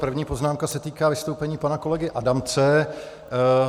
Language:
Czech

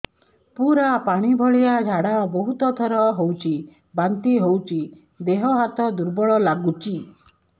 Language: Odia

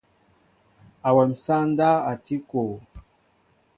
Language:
Mbo (Cameroon)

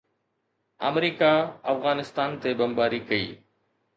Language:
Sindhi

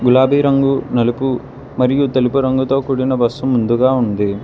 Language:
Telugu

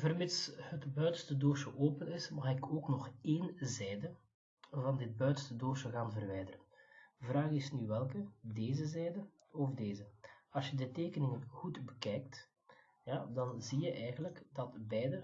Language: Dutch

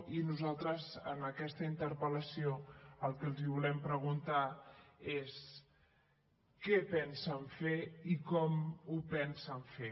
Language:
Catalan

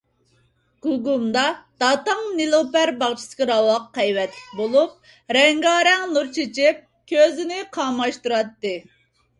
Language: Uyghur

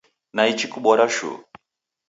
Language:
Taita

